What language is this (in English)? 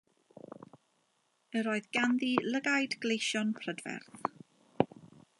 Welsh